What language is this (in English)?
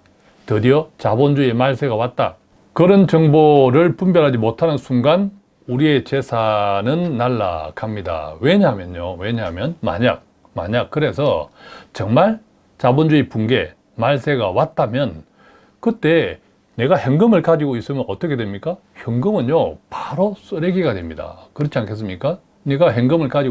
Korean